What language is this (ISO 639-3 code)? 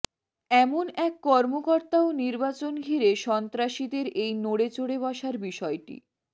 ben